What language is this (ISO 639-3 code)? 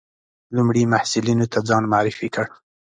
pus